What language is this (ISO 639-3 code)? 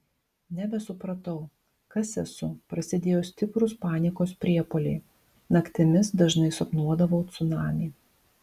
lit